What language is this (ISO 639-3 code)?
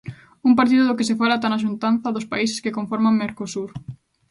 glg